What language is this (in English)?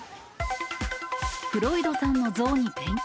Japanese